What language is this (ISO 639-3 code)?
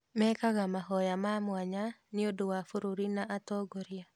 kik